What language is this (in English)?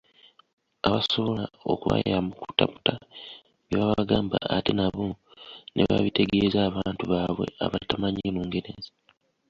Ganda